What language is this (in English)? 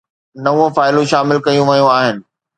Sindhi